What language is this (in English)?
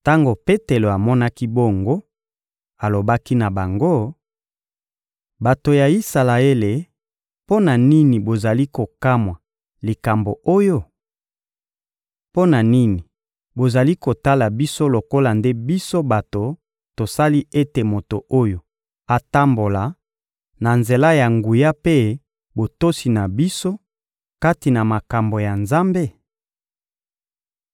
Lingala